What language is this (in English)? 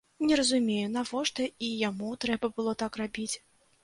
Belarusian